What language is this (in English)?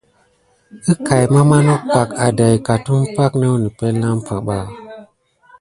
Gidar